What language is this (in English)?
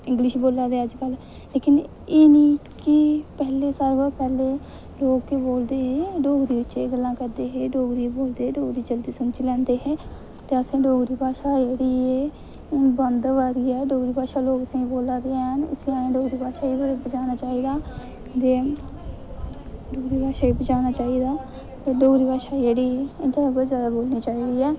Dogri